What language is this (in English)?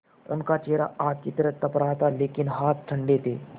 Hindi